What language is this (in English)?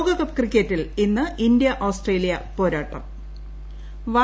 Malayalam